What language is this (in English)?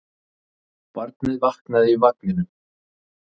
Icelandic